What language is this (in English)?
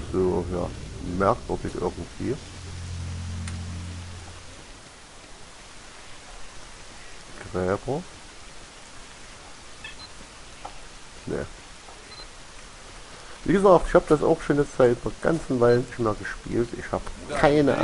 German